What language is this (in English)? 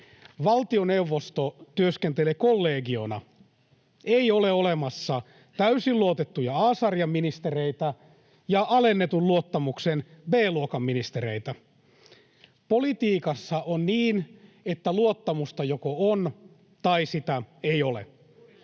Finnish